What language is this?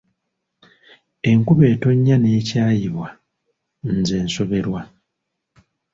Ganda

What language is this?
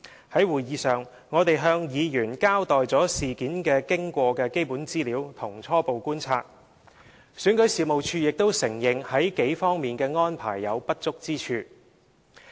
Cantonese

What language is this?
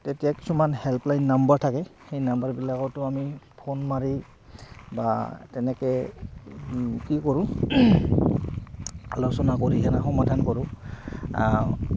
Assamese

